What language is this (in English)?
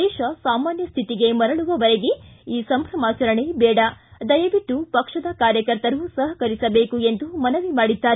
Kannada